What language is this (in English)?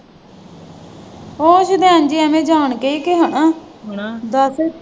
Punjabi